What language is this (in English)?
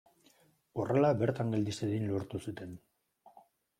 Basque